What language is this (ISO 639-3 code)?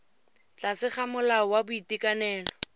tsn